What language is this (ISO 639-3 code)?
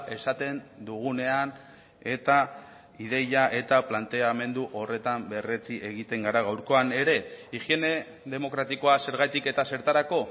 eus